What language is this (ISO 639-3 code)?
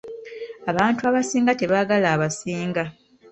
lug